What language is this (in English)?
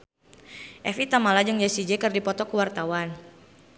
Sundanese